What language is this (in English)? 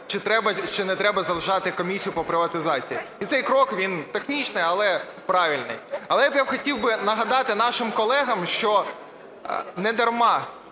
Ukrainian